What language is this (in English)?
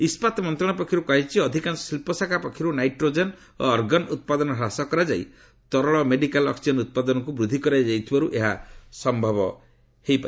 Odia